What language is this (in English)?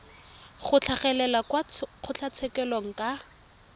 Tswana